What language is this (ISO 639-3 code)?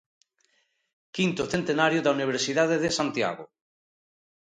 glg